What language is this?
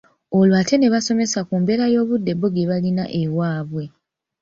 Ganda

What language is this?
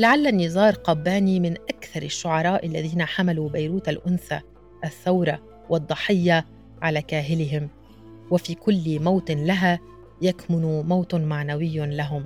Arabic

